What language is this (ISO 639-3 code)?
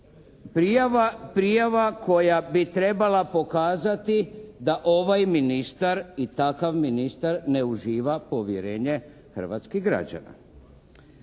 hrv